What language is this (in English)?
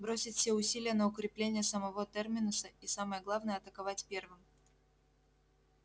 Russian